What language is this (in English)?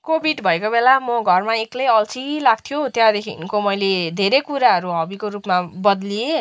Nepali